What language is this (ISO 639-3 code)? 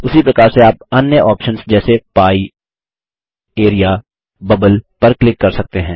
hin